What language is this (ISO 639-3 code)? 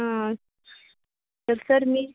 mar